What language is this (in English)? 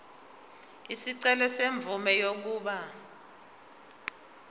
Zulu